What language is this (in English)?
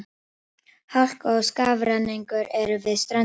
Icelandic